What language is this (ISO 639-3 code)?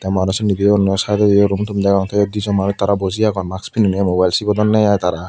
ccp